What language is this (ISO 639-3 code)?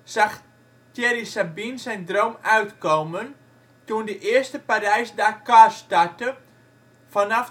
nld